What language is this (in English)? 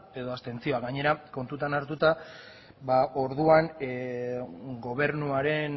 Basque